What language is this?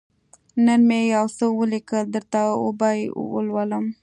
Pashto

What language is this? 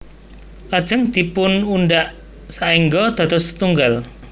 Javanese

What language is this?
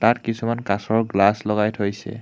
Assamese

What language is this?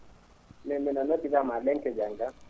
Fula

